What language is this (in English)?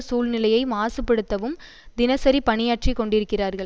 Tamil